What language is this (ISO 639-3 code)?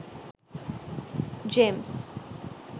sin